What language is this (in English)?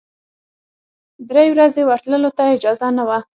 Pashto